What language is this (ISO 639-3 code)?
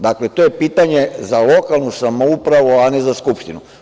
srp